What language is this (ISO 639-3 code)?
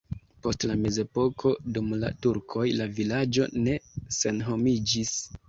epo